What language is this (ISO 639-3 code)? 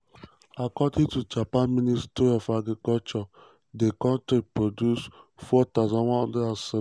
pcm